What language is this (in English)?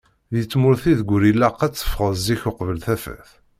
Kabyle